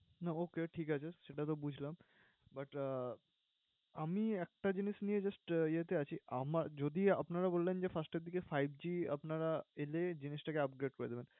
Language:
Bangla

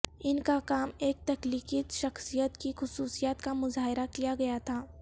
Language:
Urdu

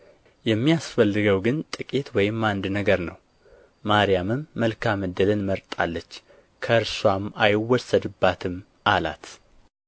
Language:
Amharic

